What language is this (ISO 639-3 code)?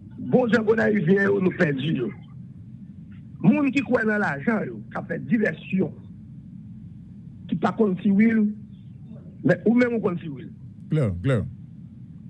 fra